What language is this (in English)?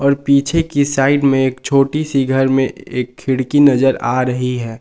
Hindi